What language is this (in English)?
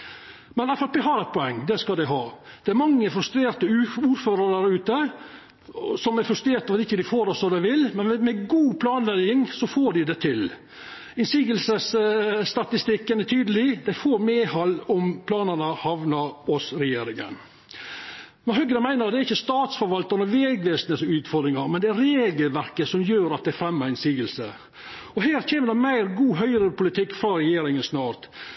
Norwegian Nynorsk